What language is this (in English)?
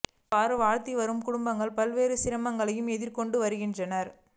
Tamil